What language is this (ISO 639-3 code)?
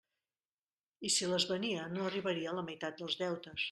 cat